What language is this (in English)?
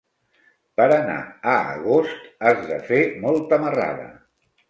Catalan